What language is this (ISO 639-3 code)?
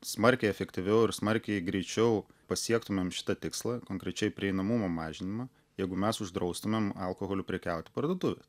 lit